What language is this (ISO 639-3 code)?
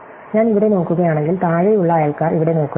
mal